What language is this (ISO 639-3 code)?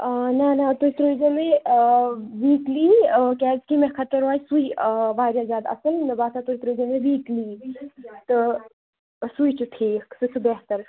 kas